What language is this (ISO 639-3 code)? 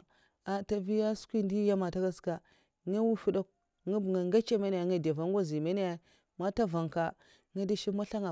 maf